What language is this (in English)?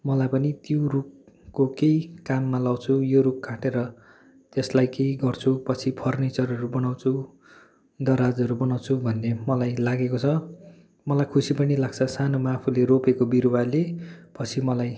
Nepali